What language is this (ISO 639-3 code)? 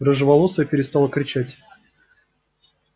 rus